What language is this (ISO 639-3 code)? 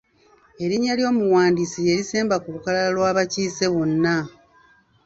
lug